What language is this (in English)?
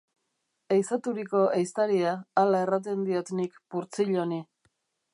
Basque